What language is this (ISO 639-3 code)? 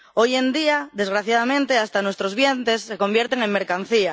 spa